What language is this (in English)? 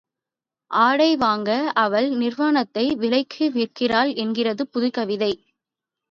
Tamil